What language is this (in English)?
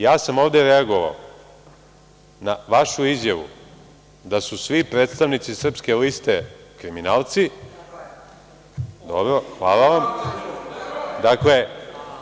Serbian